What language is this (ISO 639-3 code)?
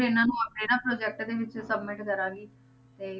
pan